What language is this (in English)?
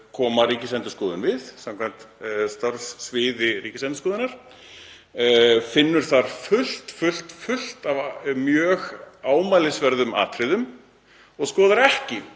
Icelandic